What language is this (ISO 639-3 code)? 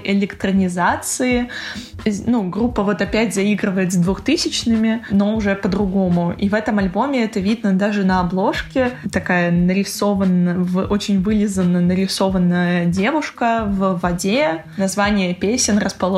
rus